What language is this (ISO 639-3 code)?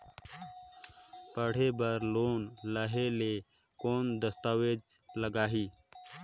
hne